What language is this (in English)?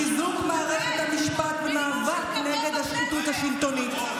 Hebrew